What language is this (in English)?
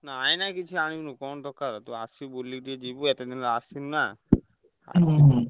Odia